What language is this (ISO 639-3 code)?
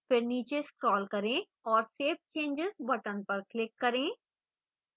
hin